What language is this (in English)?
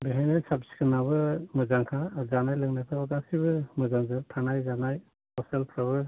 Bodo